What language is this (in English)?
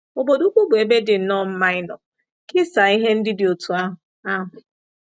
Igbo